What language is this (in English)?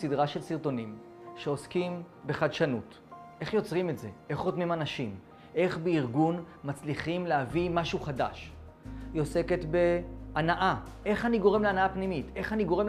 Hebrew